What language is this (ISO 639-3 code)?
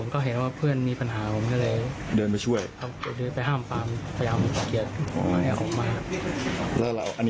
tha